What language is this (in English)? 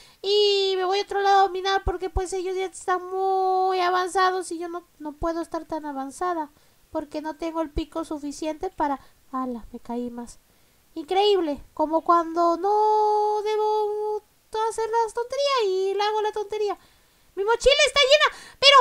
Spanish